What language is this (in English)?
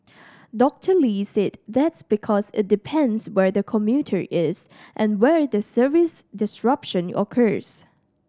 English